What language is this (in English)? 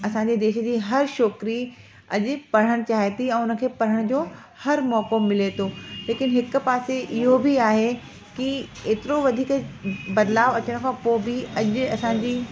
Sindhi